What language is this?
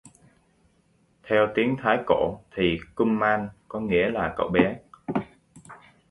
Vietnamese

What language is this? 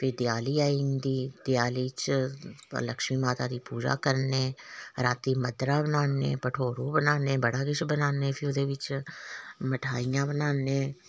Dogri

